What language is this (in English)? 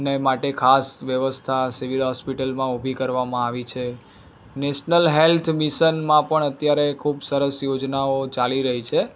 Gujarati